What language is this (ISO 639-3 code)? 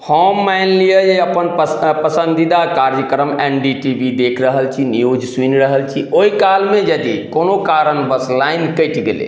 mai